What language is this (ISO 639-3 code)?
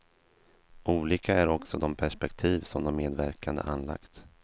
swe